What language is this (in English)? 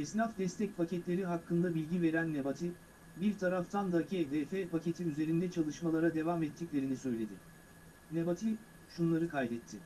Turkish